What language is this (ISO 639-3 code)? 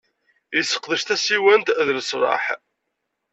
kab